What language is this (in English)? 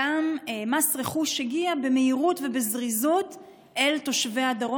Hebrew